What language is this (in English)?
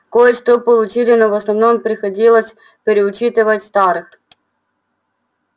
Russian